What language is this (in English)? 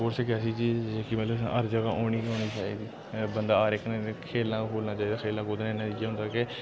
Dogri